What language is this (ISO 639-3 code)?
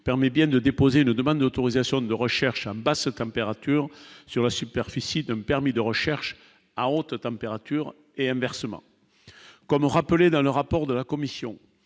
fra